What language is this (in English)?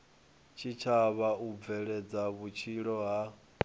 Venda